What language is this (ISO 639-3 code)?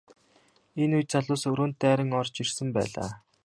mon